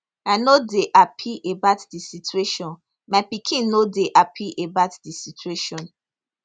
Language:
Nigerian Pidgin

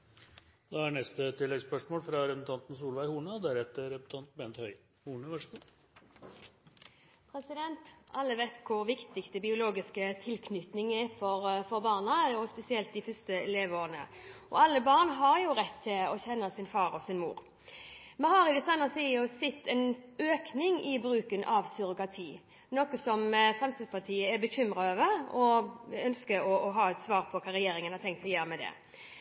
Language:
Norwegian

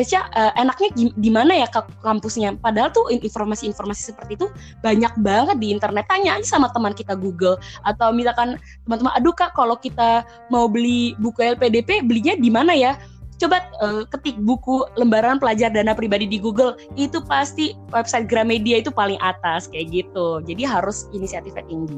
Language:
Indonesian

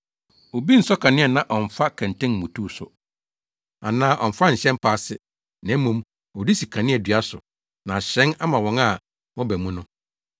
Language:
Akan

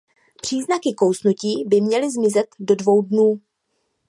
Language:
Czech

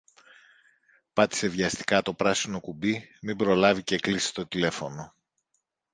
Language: Greek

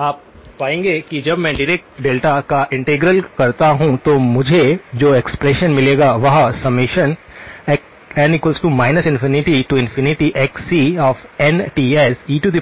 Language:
Hindi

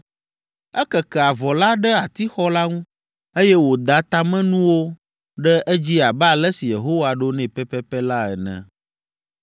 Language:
Ewe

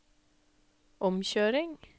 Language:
Norwegian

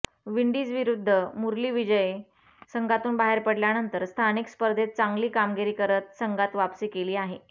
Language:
Marathi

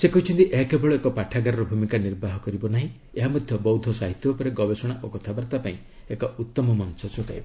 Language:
Odia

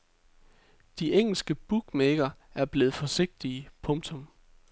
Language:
Danish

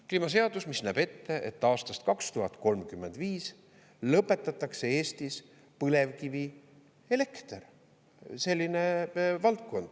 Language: Estonian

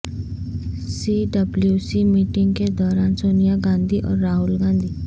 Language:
Urdu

